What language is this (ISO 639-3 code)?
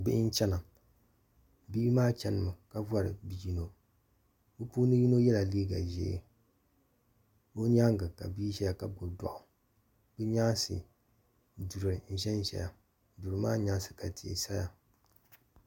dag